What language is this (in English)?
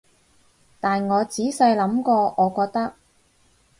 Cantonese